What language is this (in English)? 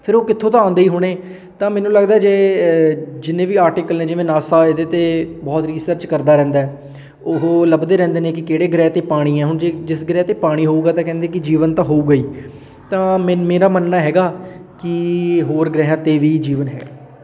Punjabi